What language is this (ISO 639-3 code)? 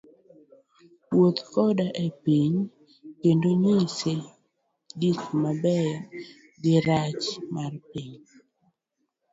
luo